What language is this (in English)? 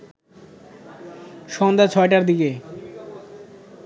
Bangla